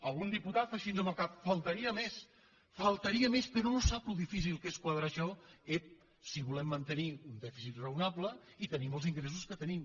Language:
Catalan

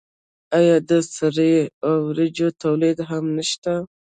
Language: Pashto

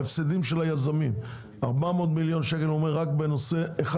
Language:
Hebrew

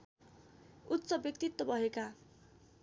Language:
Nepali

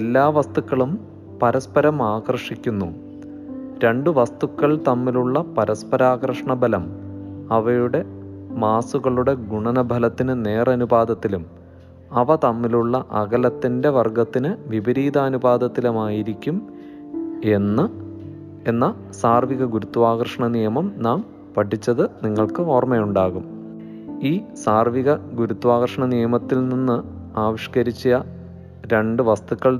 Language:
Malayalam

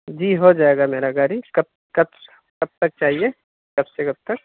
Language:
Urdu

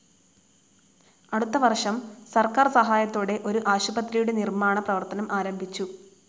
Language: Malayalam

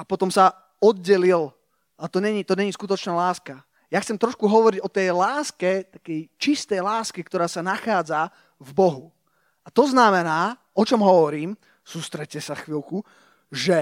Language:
Slovak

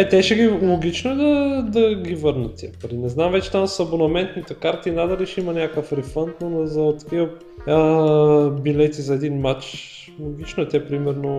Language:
Bulgarian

